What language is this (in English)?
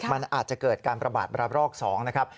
Thai